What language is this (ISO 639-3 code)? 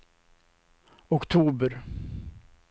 swe